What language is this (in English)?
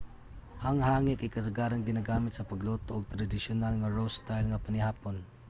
Cebuano